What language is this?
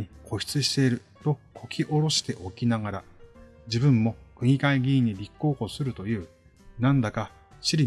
Japanese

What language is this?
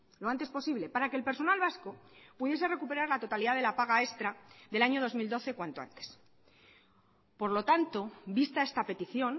Spanish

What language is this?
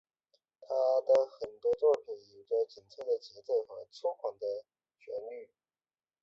Chinese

